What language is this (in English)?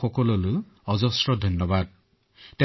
Assamese